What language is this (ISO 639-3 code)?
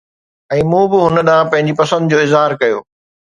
snd